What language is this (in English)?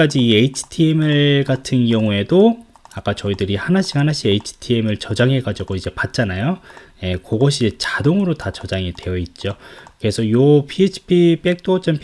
Korean